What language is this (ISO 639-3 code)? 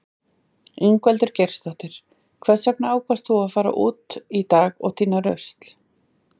isl